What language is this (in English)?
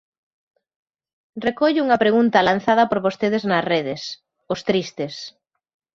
Galician